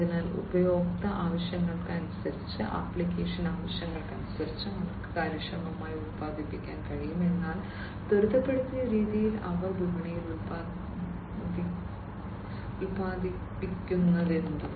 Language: Malayalam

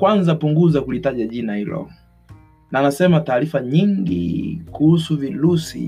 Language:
Swahili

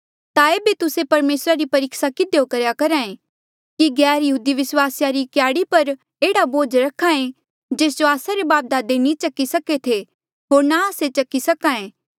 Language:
Mandeali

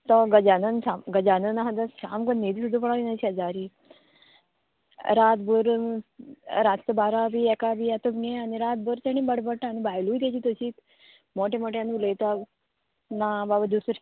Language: Konkani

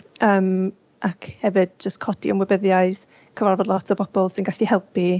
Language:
Welsh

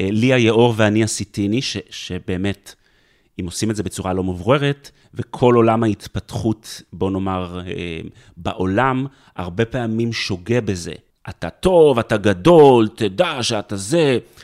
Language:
Hebrew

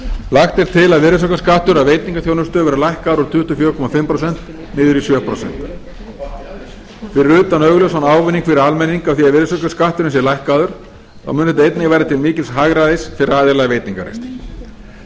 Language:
Icelandic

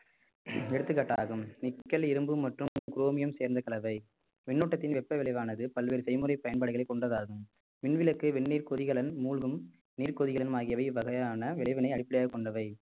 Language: Tamil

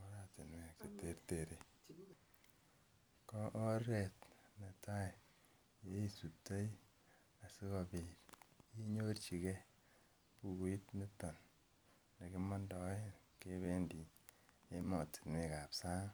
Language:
Kalenjin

